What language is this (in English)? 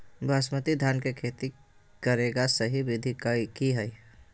Magahi